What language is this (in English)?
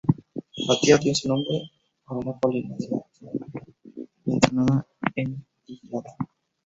Spanish